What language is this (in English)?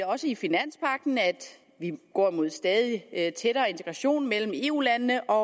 Danish